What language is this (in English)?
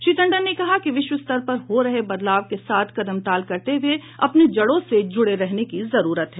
Hindi